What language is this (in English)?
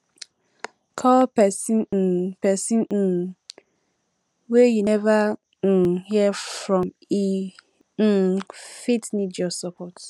Nigerian Pidgin